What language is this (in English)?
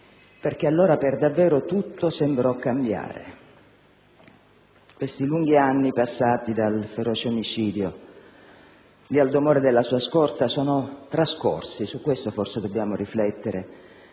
Italian